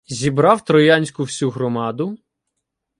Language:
Ukrainian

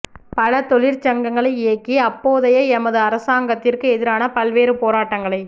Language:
Tamil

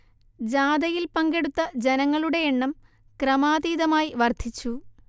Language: Malayalam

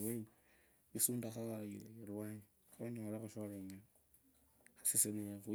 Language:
Kabras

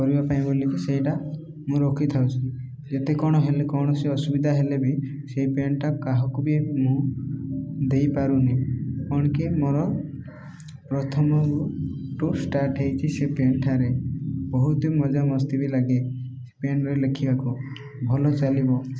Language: Odia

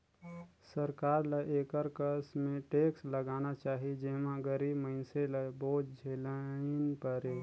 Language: Chhattisgarhi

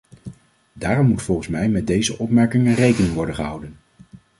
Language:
Dutch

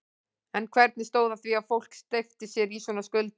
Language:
Icelandic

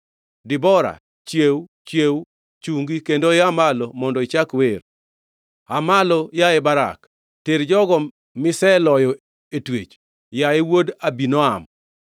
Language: Luo (Kenya and Tanzania)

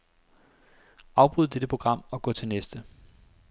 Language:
Danish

